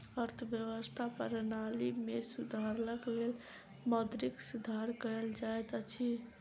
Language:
Maithili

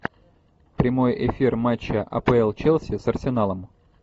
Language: Russian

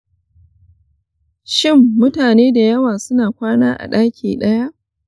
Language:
Hausa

